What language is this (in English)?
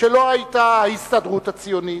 Hebrew